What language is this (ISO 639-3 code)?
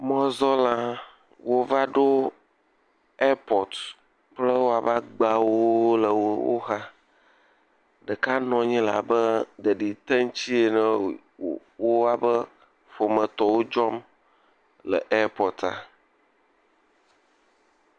ewe